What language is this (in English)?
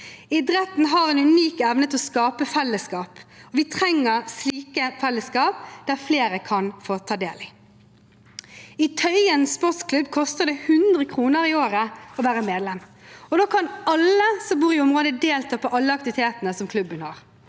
Norwegian